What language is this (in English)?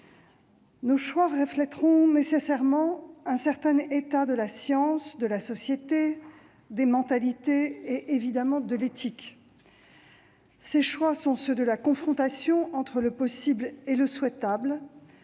French